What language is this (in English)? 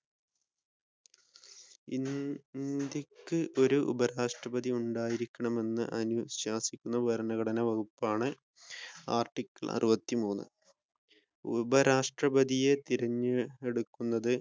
Malayalam